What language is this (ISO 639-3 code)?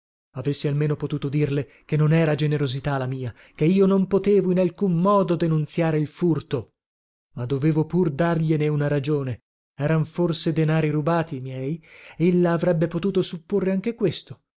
ita